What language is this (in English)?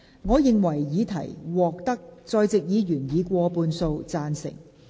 Cantonese